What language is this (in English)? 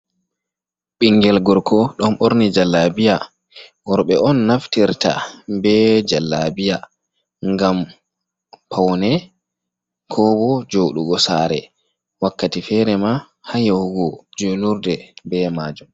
Fula